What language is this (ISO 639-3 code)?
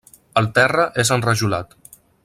cat